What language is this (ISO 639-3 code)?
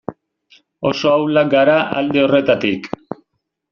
eus